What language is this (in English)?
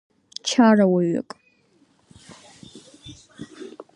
Abkhazian